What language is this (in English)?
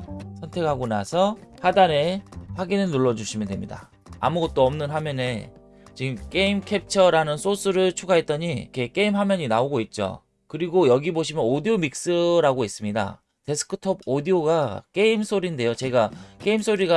Korean